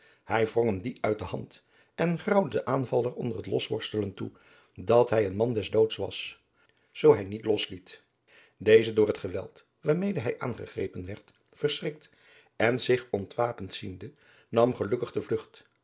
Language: Dutch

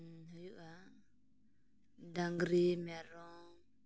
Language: Santali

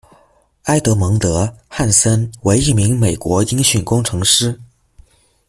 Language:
Chinese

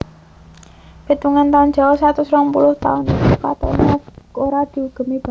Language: Javanese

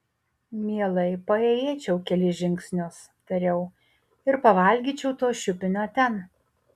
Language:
Lithuanian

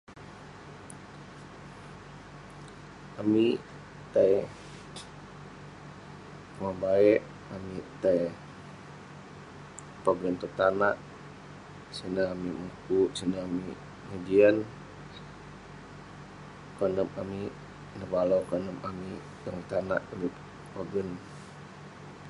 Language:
Western Penan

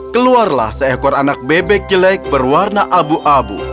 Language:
Indonesian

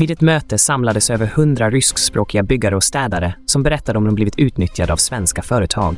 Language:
Swedish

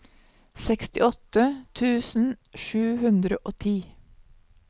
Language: Norwegian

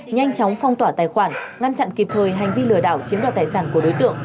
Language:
Vietnamese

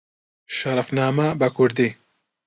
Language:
Central Kurdish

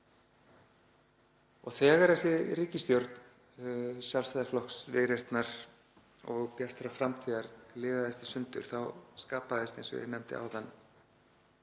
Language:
Icelandic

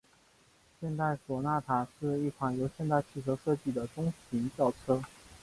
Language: Chinese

